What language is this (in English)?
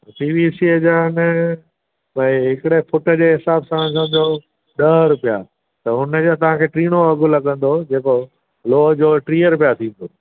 Sindhi